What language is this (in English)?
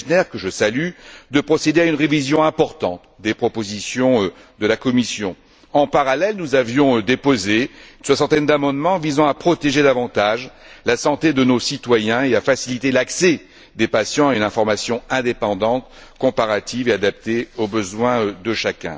French